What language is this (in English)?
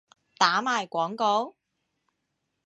Cantonese